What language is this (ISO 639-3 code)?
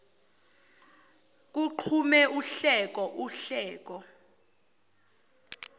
zul